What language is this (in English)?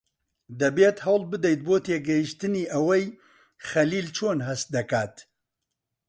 Central Kurdish